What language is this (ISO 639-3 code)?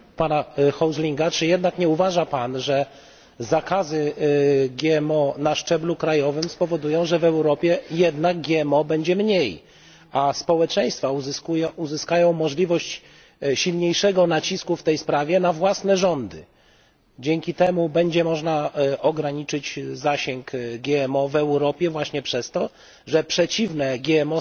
pol